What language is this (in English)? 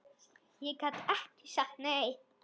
Icelandic